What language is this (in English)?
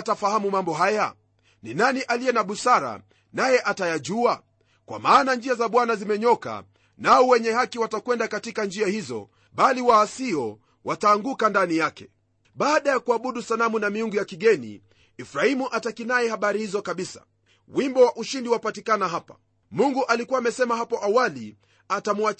Swahili